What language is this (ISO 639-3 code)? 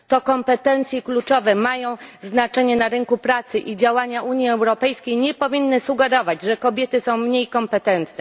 pol